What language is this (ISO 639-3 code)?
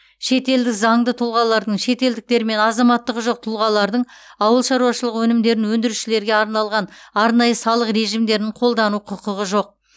kaz